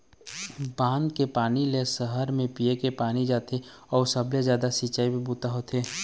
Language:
Chhattisgarhi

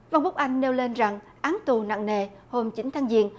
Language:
Vietnamese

